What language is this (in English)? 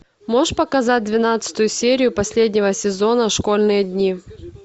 Russian